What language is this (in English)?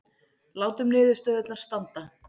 Icelandic